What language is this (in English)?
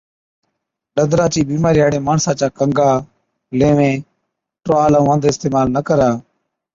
Od